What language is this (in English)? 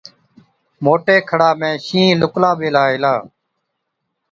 Od